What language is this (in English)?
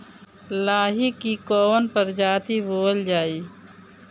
Bhojpuri